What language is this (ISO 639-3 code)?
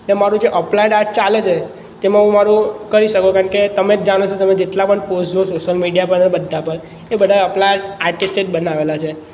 guj